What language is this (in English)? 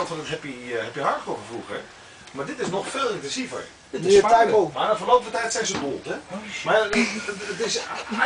Dutch